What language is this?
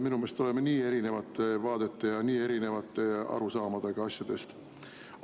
Estonian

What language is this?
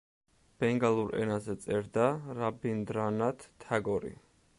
Georgian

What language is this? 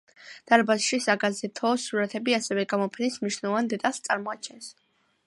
Georgian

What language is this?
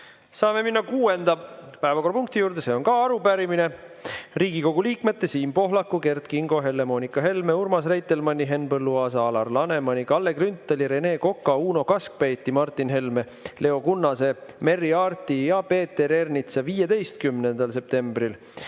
Estonian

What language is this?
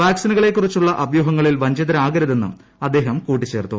Malayalam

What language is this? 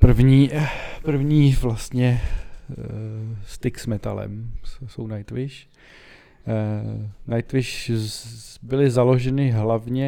Czech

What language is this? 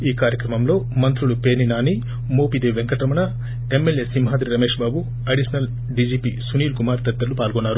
Telugu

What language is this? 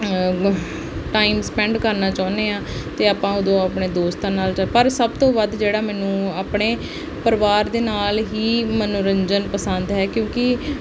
Punjabi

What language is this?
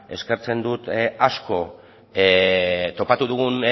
Basque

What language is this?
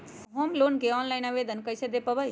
Magahi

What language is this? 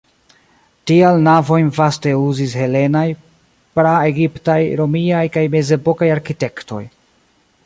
Esperanto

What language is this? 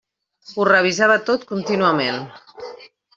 Catalan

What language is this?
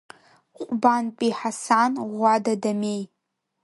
Abkhazian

